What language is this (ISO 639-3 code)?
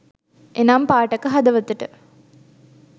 sin